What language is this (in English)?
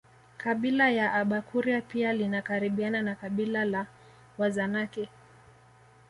Swahili